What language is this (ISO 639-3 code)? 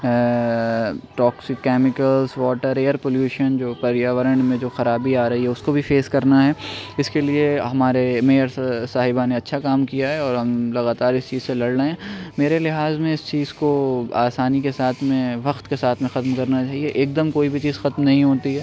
urd